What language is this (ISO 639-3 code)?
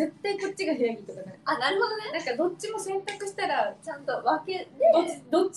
jpn